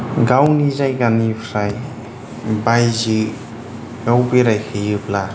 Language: Bodo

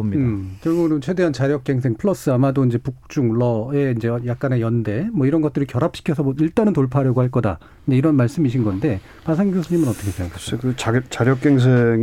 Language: Korean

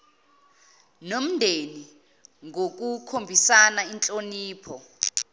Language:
Zulu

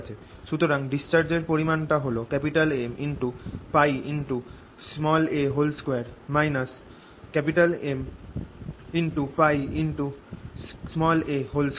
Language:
Bangla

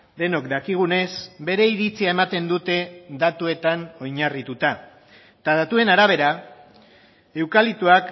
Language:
Basque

